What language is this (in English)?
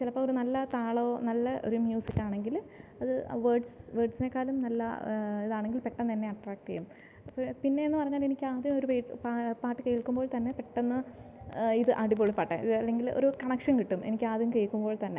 Malayalam